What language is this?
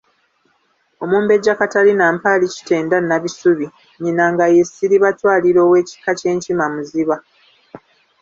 Ganda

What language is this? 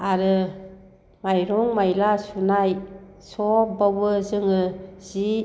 Bodo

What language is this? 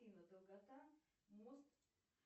Russian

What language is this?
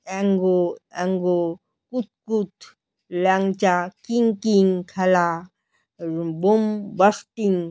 Bangla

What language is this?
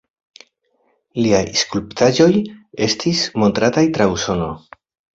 Esperanto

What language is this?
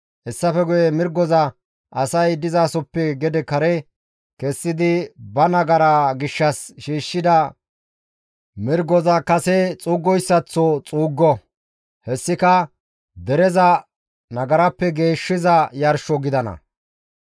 Gamo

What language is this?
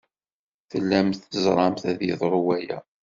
Kabyle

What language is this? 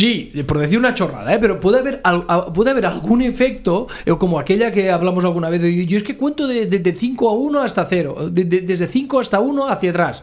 Spanish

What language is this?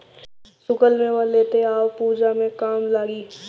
Bhojpuri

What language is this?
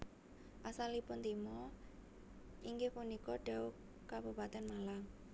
Javanese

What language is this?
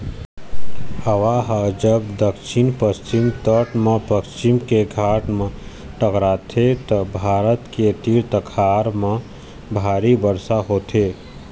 Chhattisgarhi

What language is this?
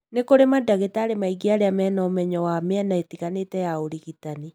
Kikuyu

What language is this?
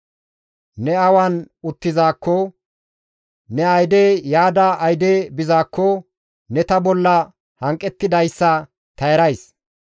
Gamo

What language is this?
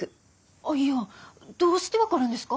Japanese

